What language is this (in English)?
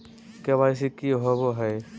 Magahi